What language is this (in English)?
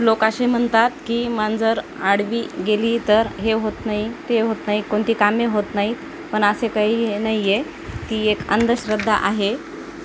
Marathi